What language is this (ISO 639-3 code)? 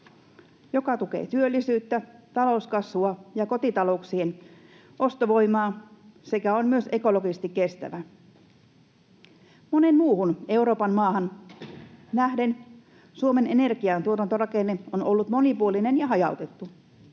fin